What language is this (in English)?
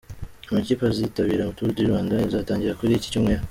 Kinyarwanda